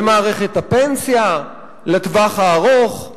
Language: Hebrew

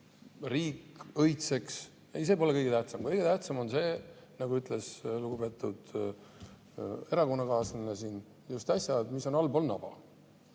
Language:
Estonian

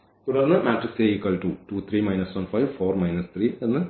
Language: Malayalam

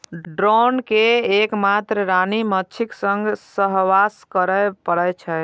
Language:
Maithili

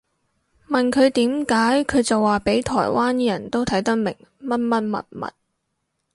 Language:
Cantonese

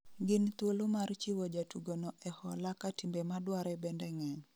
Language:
Luo (Kenya and Tanzania)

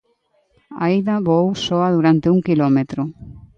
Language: Galician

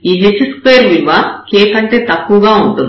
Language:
Telugu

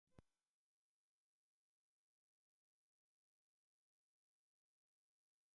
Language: Japanese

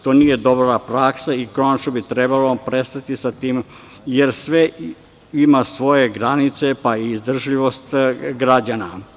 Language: Serbian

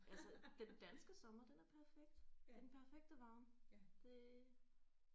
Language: Danish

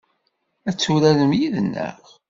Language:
Kabyle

